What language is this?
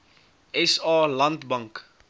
Afrikaans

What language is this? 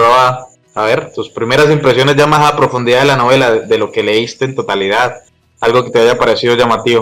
Spanish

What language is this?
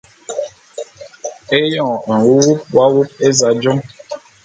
Bulu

